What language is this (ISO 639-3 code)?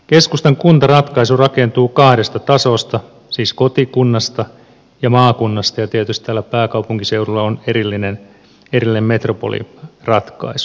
fin